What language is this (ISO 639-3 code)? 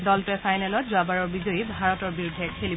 asm